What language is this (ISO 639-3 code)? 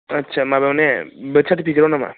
brx